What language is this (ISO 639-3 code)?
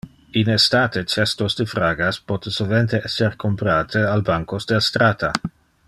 ina